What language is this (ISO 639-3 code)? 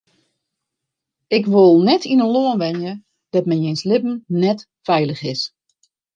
fry